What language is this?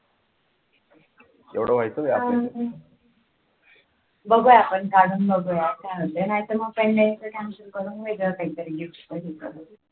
Marathi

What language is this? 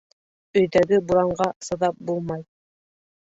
Bashkir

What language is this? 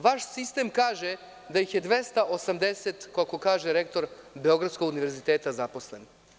Serbian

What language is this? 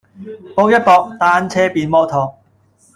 Cantonese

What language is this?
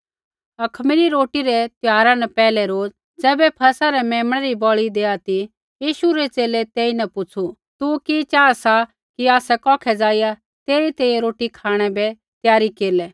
Kullu Pahari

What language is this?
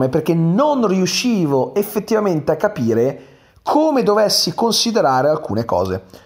Italian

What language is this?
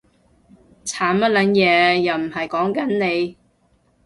Cantonese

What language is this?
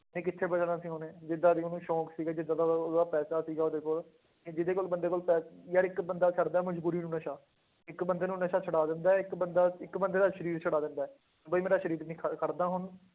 Punjabi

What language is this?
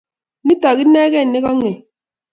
Kalenjin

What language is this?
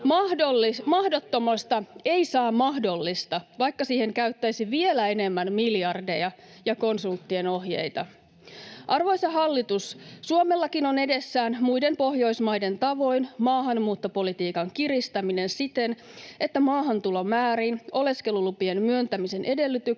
Finnish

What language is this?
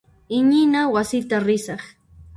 Puno Quechua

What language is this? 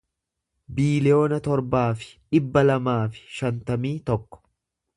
Oromo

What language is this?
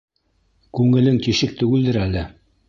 Bashkir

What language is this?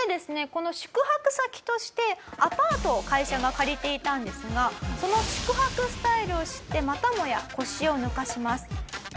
Japanese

